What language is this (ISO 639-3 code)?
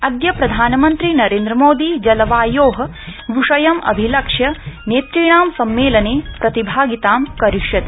san